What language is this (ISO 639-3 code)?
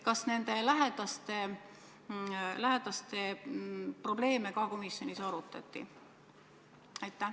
est